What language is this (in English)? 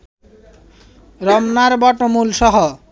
Bangla